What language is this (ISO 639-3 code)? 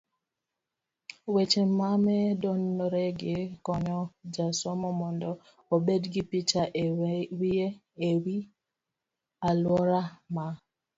luo